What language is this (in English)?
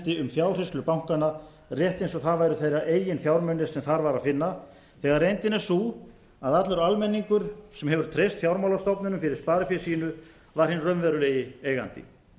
Icelandic